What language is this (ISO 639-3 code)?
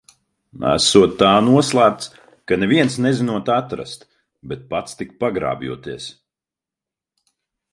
lav